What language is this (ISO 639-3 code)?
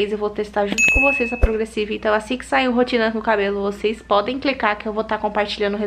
por